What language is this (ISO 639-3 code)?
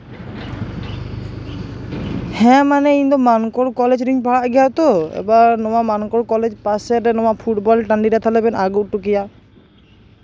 sat